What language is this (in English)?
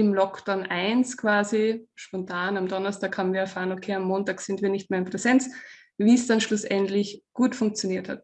German